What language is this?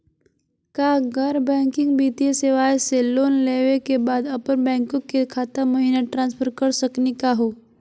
Magahi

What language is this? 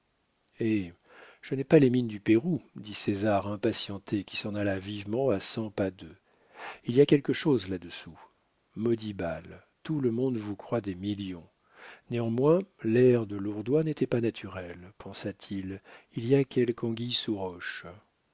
French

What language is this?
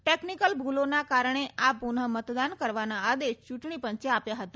Gujarati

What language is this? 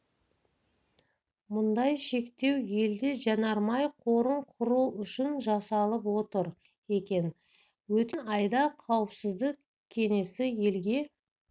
Kazakh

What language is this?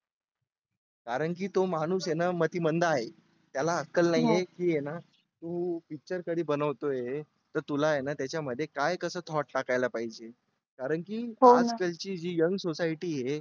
Marathi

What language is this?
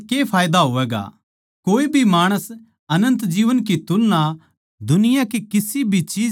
Haryanvi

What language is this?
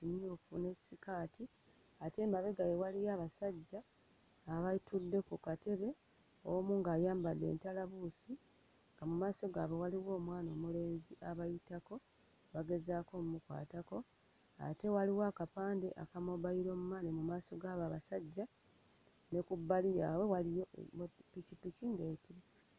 Ganda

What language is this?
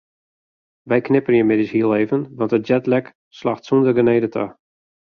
Western Frisian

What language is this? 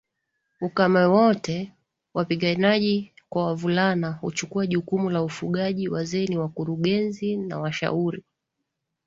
Swahili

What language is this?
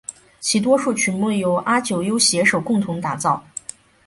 Chinese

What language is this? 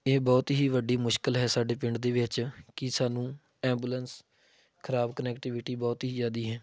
Punjabi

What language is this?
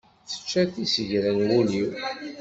Kabyle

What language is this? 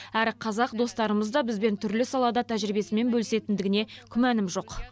Kazakh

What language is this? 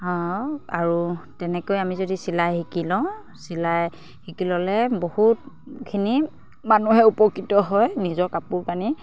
Assamese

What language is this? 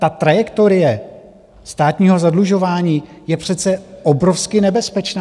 Czech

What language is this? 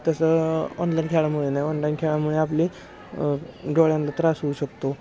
Marathi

